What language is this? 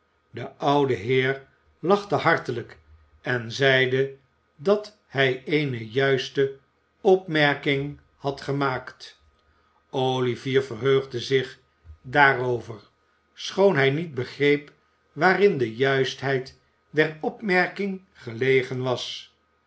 Dutch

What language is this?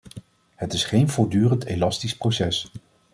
Dutch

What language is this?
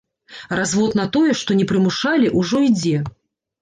Belarusian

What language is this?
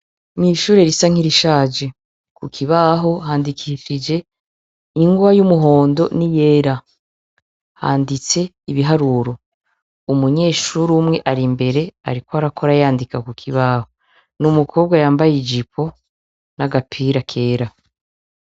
Rundi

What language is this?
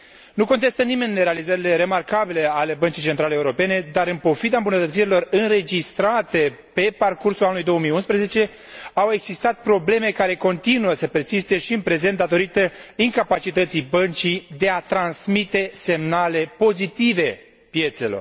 Romanian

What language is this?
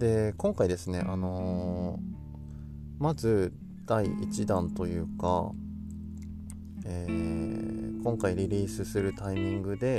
Japanese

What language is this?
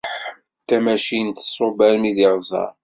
Kabyle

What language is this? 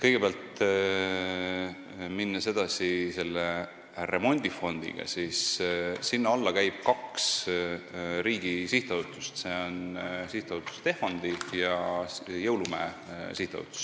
Estonian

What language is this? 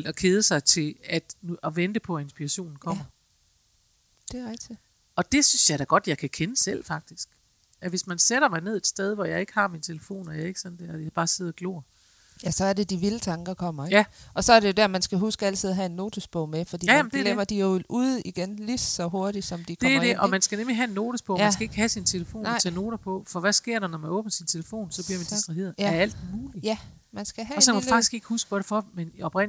Danish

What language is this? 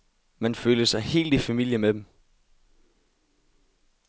Danish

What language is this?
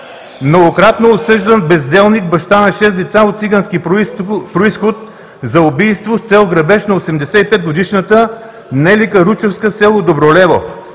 Bulgarian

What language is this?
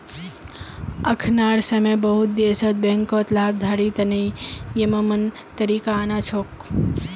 Magahi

